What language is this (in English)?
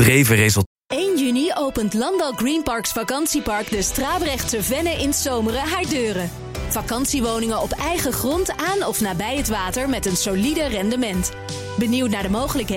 Dutch